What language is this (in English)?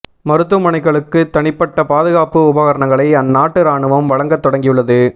Tamil